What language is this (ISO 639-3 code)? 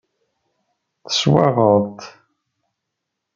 kab